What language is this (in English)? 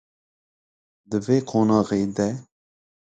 Kurdish